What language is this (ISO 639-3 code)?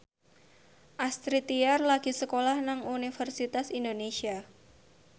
jav